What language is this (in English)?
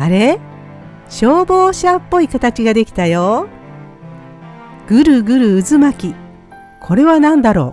Japanese